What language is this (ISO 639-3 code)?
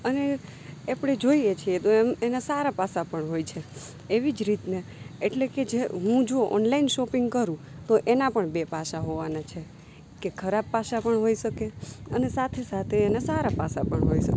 guj